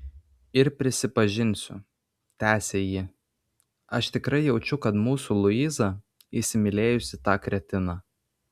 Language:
Lithuanian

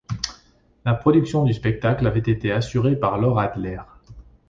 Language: French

